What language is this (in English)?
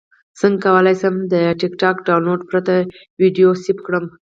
Pashto